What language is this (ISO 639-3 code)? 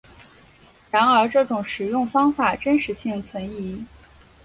zho